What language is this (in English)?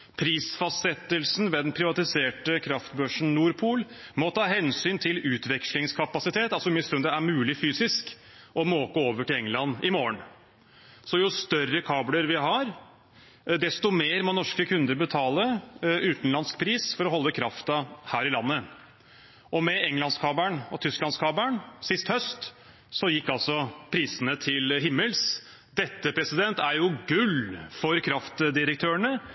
Norwegian Bokmål